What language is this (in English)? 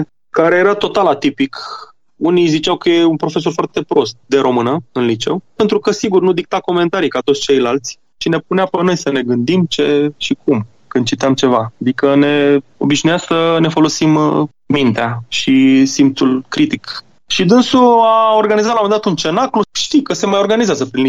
Romanian